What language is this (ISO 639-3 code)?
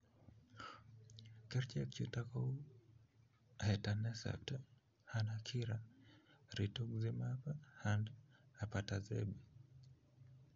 kln